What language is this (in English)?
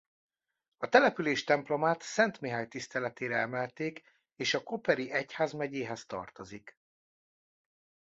Hungarian